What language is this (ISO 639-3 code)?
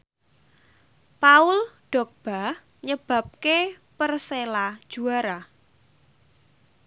jav